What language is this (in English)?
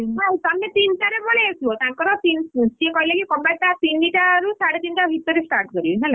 Odia